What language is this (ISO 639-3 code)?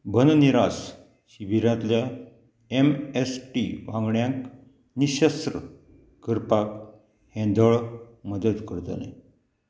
kok